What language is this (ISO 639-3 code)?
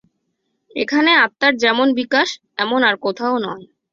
ben